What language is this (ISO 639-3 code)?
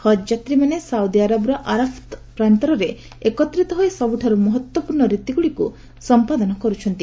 ori